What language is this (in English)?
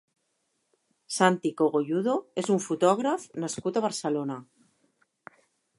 Catalan